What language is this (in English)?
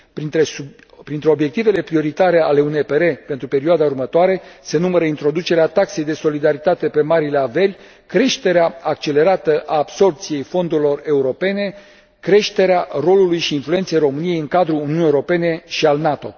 Romanian